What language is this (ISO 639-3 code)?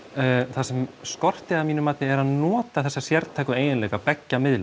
isl